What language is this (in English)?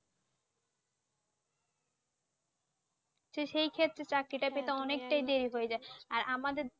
Bangla